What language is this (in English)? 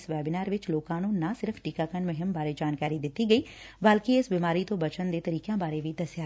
Punjabi